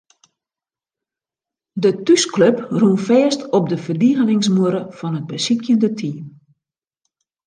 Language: Western Frisian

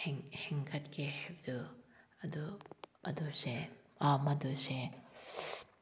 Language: Manipuri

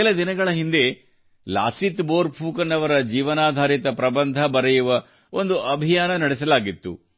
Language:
Kannada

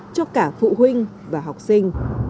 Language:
Vietnamese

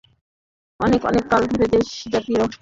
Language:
Bangla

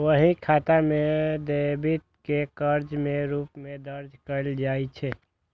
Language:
Maithili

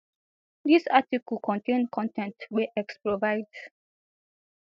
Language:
Nigerian Pidgin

